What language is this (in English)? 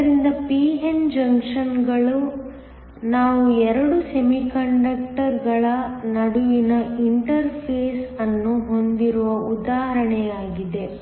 Kannada